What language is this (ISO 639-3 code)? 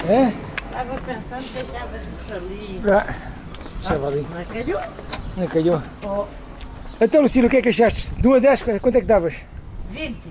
por